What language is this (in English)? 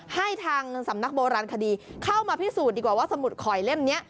Thai